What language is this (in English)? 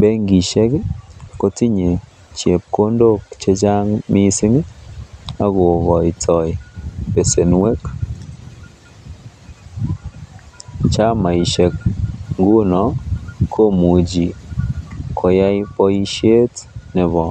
Kalenjin